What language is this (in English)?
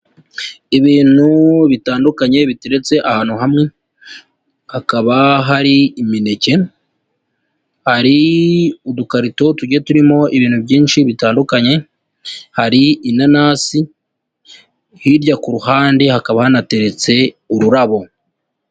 Kinyarwanda